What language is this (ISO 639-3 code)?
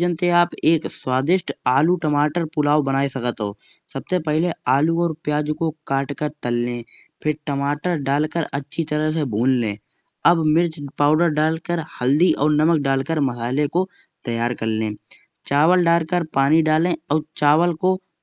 bjj